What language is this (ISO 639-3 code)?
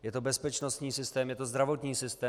ces